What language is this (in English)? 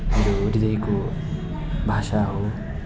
Nepali